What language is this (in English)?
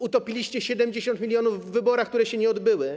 Polish